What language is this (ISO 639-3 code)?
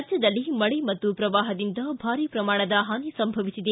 kan